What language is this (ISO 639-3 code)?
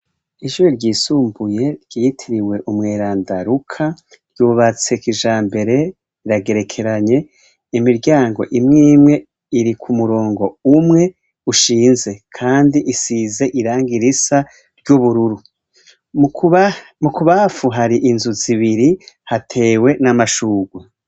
run